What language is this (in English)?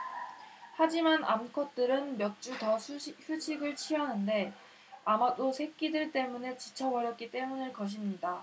Korean